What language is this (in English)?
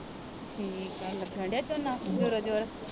Punjabi